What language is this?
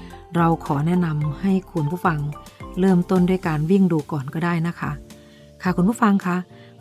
Thai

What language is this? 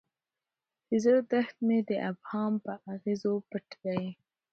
Pashto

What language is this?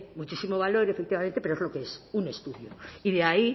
Spanish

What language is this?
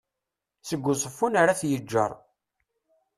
Kabyle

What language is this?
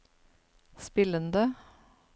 Norwegian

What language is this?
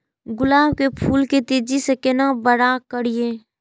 Maithili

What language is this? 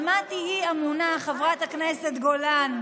Hebrew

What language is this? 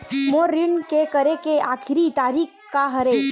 Chhattisgarhi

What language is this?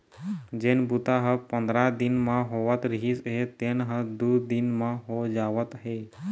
Chhattisgarhi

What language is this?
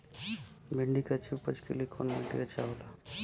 Bhojpuri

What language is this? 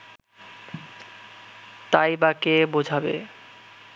Bangla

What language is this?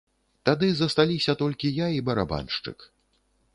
Belarusian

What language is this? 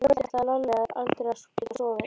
Icelandic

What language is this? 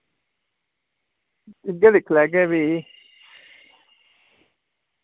Dogri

